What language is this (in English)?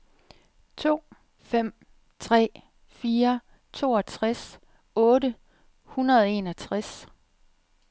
Danish